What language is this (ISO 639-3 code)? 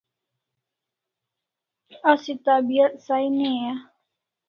kls